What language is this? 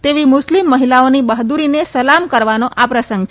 Gujarati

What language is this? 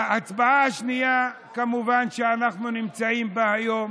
Hebrew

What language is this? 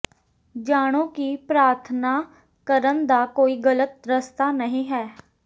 Punjabi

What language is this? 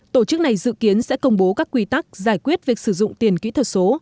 Vietnamese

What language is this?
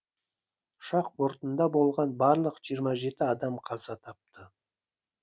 Kazakh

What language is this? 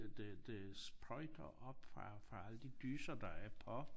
Danish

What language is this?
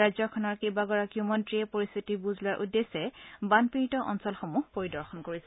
Assamese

